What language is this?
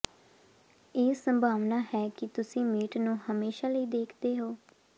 Punjabi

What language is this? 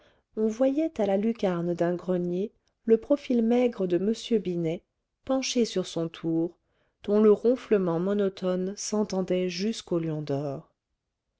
French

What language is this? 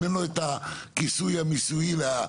Hebrew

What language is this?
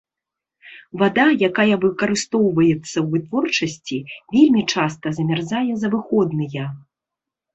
Belarusian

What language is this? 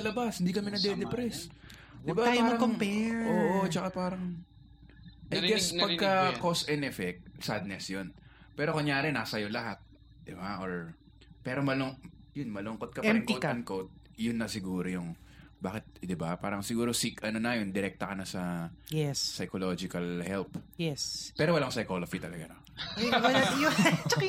Filipino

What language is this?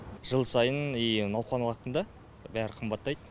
Kazakh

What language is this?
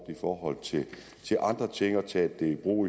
Danish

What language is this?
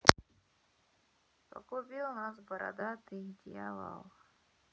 Russian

